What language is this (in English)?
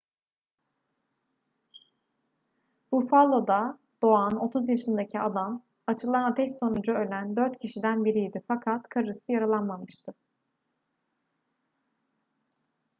Turkish